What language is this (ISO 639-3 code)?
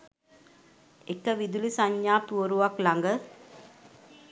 sin